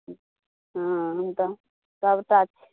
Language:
Maithili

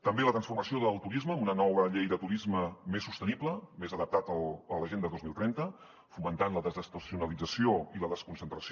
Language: Catalan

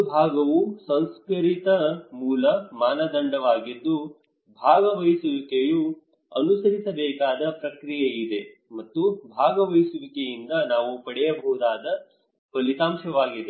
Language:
Kannada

